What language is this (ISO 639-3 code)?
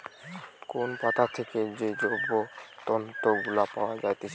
ben